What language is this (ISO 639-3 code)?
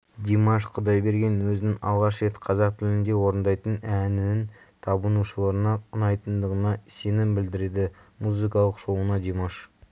kaz